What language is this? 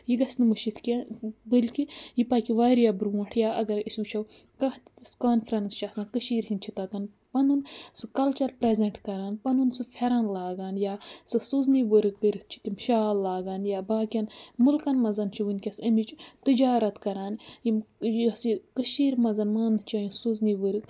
Kashmiri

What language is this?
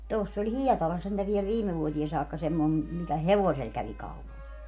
Finnish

